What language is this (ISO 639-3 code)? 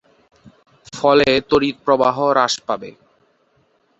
ben